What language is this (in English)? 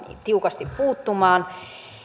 Finnish